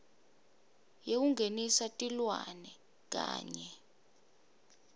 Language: Swati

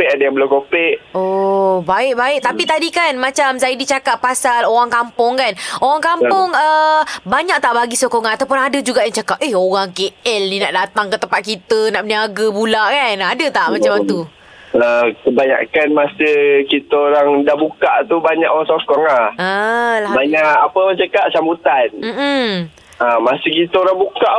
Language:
Malay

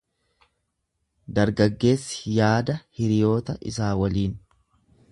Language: Oromo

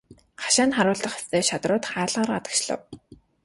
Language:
Mongolian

